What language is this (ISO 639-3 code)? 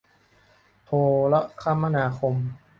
tha